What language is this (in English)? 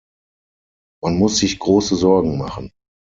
German